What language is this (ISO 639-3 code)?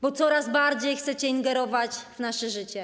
pol